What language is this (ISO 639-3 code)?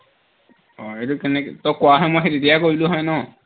asm